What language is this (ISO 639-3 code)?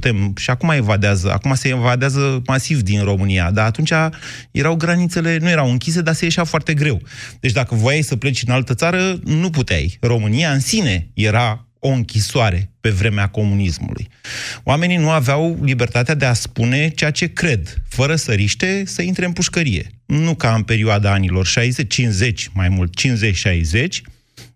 ron